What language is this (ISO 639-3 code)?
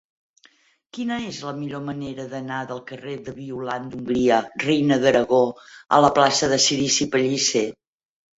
cat